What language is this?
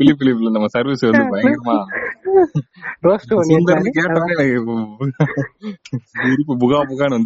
Tamil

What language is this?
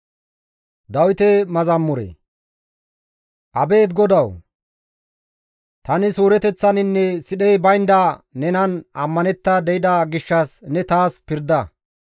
Gamo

